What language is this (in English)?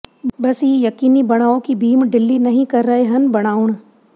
Punjabi